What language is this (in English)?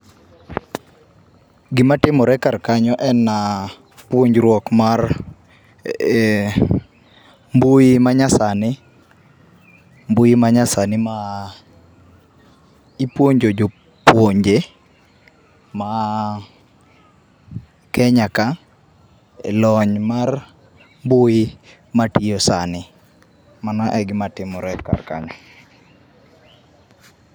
Luo (Kenya and Tanzania)